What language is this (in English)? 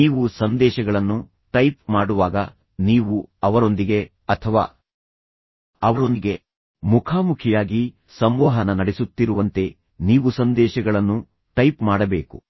Kannada